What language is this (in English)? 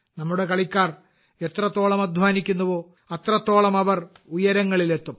Malayalam